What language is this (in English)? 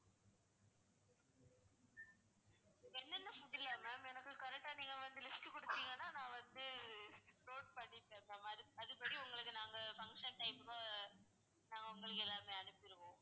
Tamil